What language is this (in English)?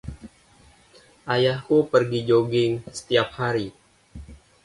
Indonesian